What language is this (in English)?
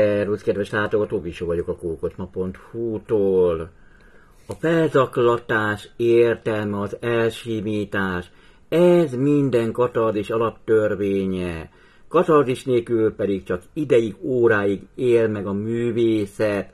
Hungarian